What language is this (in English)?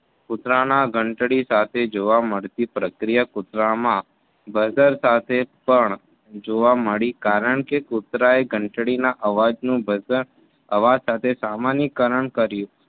Gujarati